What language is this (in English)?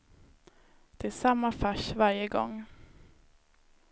Swedish